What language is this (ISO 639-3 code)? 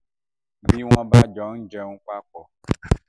yor